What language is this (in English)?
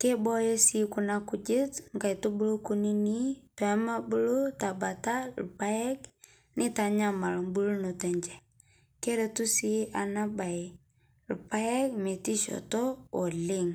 Masai